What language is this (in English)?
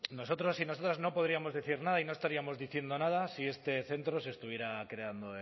Spanish